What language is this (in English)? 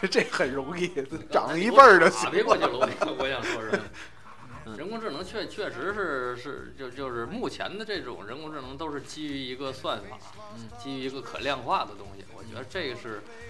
Chinese